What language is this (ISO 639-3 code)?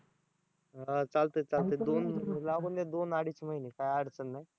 mar